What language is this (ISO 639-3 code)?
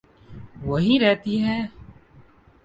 urd